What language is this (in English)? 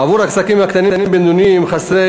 Hebrew